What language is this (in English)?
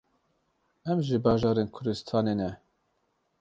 Kurdish